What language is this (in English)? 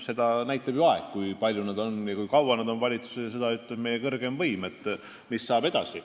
Estonian